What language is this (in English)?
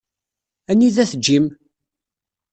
Kabyle